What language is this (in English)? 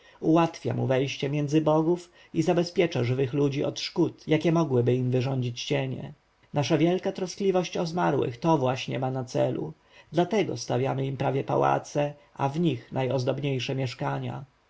Polish